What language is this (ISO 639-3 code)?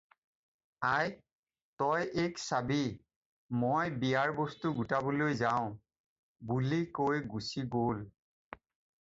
asm